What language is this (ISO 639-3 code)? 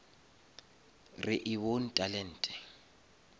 nso